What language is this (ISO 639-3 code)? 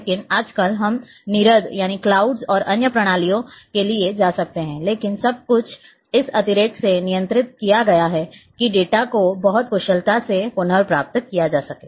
hin